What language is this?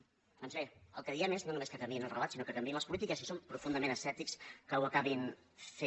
Catalan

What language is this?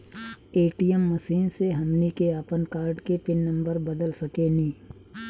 Bhojpuri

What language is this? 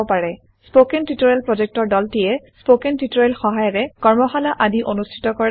Assamese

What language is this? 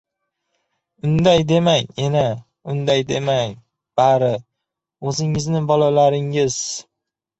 Uzbek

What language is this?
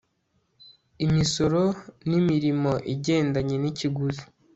Kinyarwanda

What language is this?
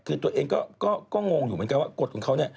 Thai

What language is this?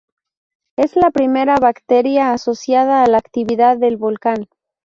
Spanish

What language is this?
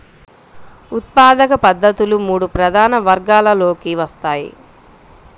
Telugu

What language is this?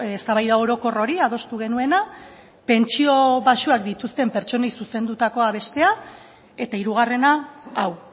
Basque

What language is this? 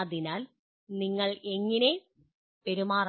Malayalam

